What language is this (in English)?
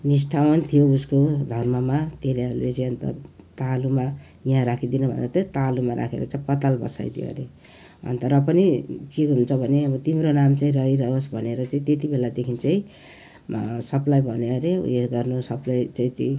Nepali